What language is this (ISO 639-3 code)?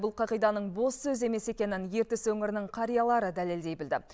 kaz